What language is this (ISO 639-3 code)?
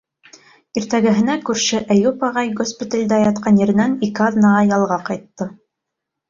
bak